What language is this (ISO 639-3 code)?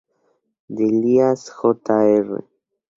spa